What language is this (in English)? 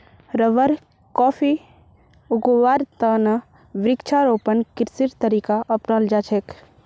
Magahi